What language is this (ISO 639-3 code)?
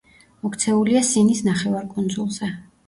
kat